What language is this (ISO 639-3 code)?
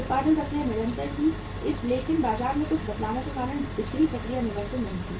hin